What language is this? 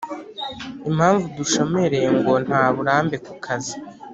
Kinyarwanda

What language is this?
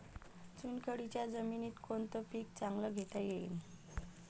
Marathi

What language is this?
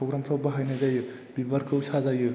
Bodo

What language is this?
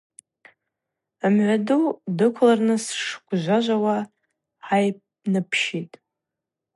Abaza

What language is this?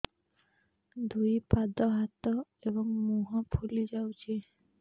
Odia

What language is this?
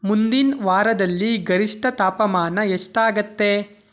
Kannada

